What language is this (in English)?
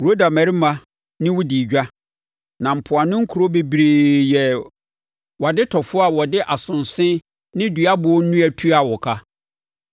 Akan